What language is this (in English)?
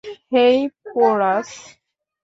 Bangla